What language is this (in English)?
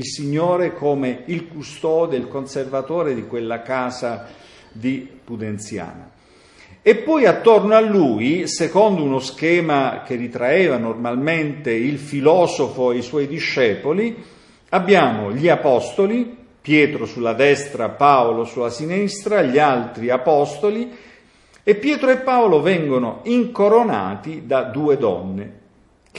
Italian